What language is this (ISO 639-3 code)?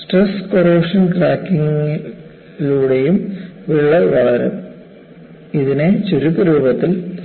mal